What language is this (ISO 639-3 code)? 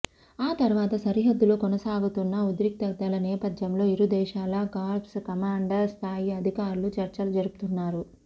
tel